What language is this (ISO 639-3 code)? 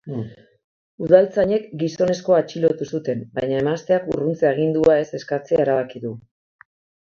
eus